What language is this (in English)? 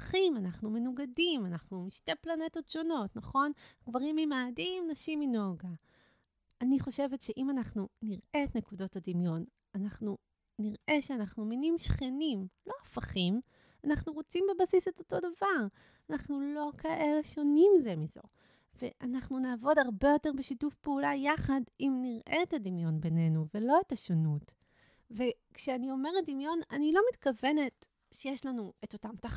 Hebrew